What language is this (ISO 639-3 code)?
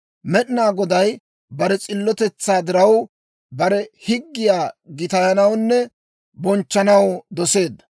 dwr